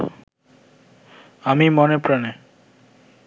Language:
Bangla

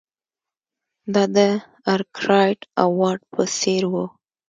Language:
Pashto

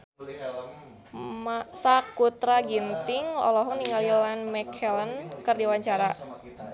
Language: Sundanese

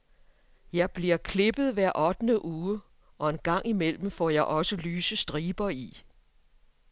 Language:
Danish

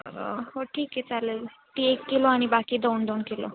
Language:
Marathi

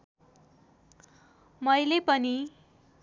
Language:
Nepali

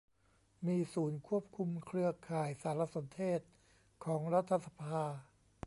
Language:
Thai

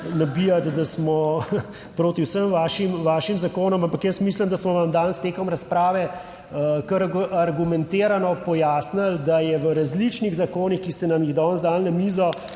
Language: Slovenian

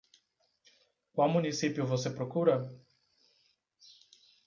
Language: Portuguese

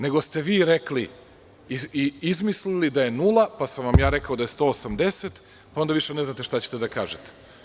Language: Serbian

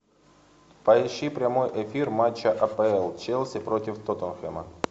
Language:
Russian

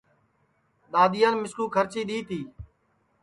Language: Sansi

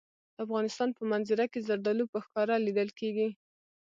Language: Pashto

